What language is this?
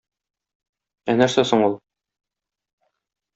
Tatar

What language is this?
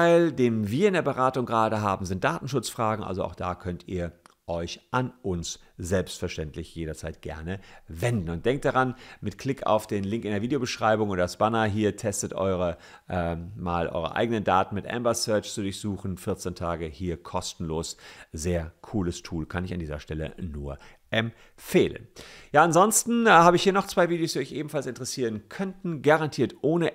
German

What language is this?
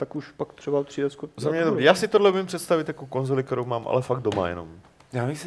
Czech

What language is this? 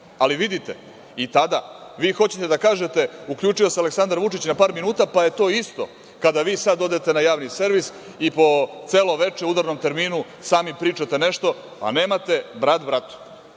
Serbian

